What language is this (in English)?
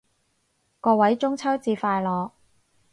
Cantonese